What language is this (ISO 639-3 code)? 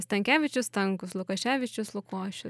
lit